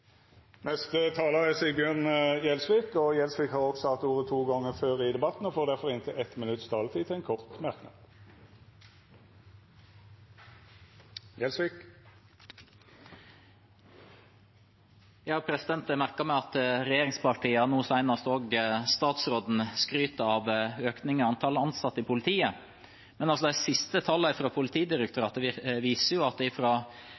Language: Norwegian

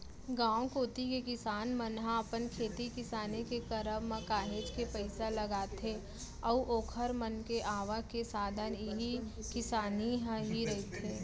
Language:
Chhattisgarhi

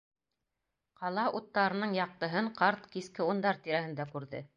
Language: Bashkir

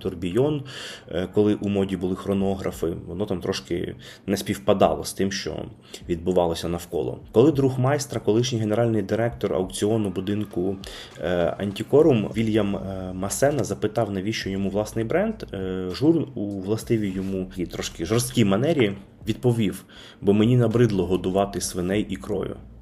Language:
Ukrainian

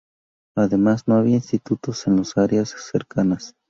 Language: Spanish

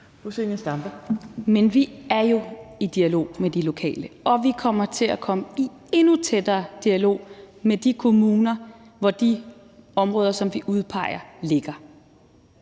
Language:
Danish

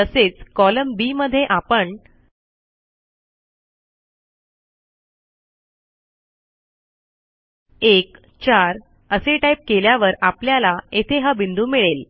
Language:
Marathi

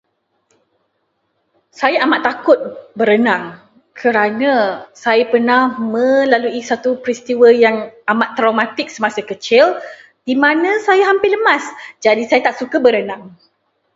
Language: Malay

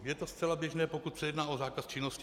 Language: Czech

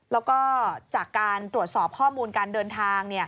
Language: Thai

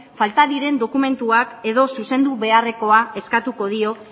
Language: Basque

